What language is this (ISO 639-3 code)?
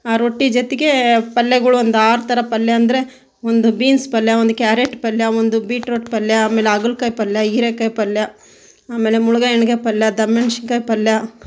kan